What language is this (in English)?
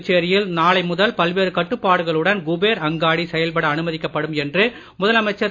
Tamil